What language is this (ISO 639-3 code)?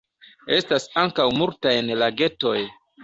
epo